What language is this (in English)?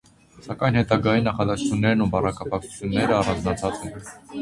Armenian